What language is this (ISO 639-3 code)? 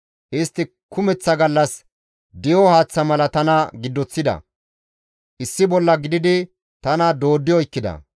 gmv